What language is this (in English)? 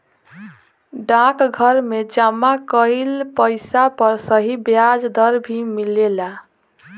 Bhojpuri